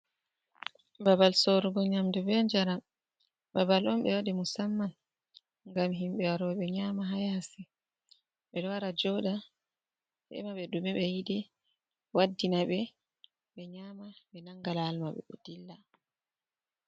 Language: Fula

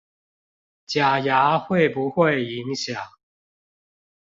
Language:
Chinese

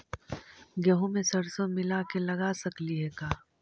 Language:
Magahi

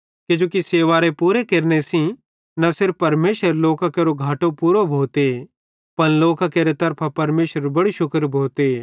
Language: Bhadrawahi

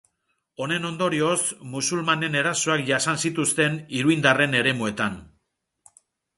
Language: Basque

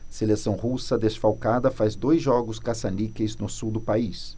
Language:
Portuguese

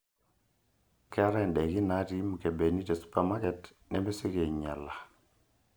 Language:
Masai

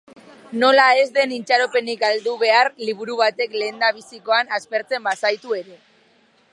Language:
Basque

